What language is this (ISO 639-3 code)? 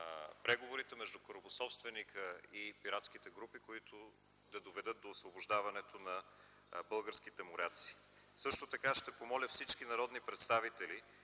bul